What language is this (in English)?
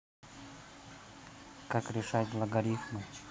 Russian